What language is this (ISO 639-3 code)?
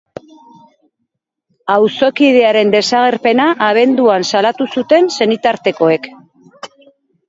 eus